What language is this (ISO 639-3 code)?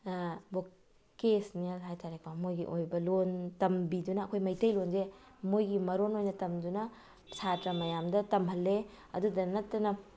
mni